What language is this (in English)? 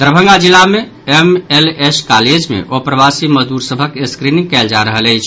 Maithili